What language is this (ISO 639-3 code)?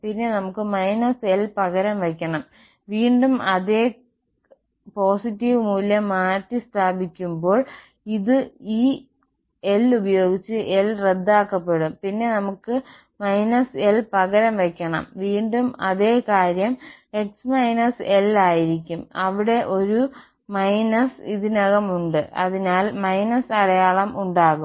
mal